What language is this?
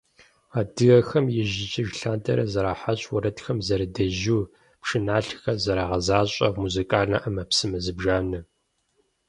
Kabardian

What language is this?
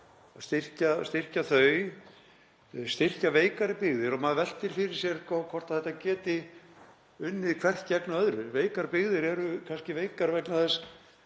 Icelandic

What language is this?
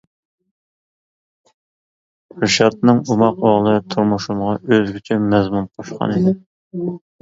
Uyghur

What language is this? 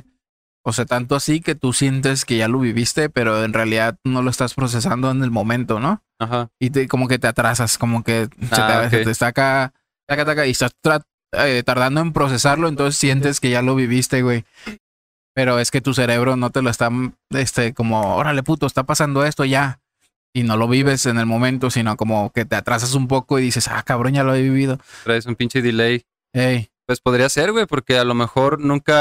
Spanish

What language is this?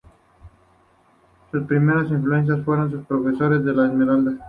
Spanish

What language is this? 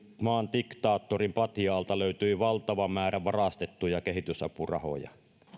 Finnish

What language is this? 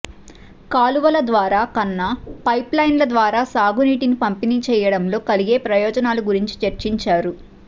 Telugu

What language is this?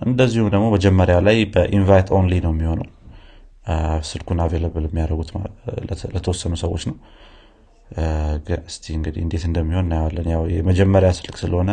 Amharic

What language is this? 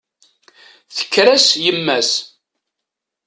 Kabyle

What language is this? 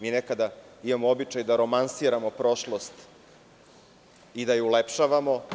Serbian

